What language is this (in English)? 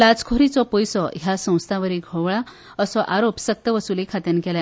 Konkani